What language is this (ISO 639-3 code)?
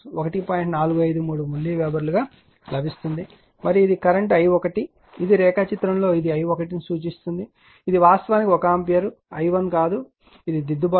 tel